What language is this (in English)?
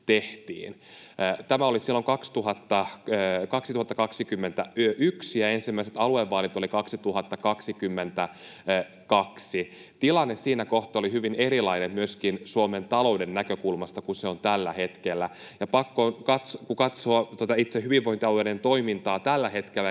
Finnish